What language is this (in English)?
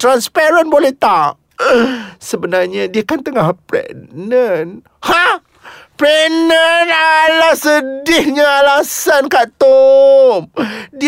Malay